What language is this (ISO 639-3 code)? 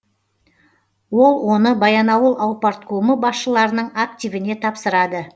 kaz